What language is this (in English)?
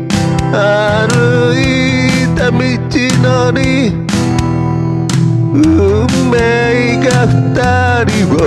Japanese